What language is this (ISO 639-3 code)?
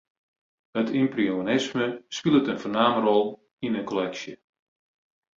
fry